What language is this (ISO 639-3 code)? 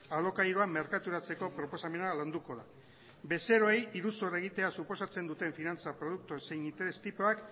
eus